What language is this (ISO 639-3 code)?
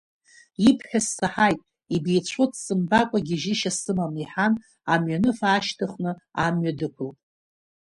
abk